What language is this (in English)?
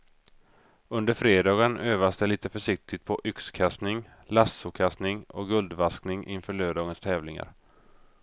Swedish